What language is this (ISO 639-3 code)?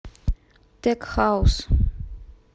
rus